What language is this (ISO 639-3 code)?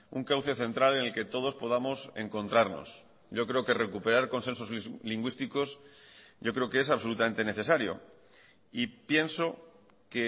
spa